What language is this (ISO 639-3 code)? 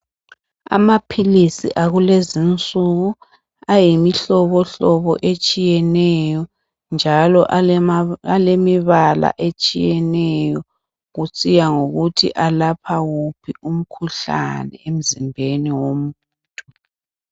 nde